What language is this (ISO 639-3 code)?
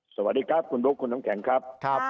tha